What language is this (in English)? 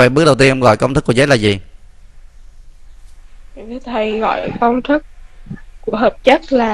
Vietnamese